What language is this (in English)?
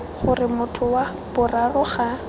Tswana